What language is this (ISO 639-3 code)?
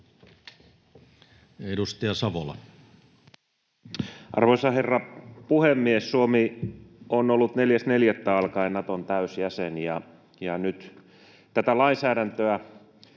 fin